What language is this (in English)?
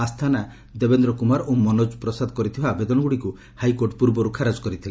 Odia